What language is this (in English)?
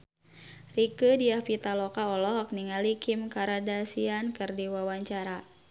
Sundanese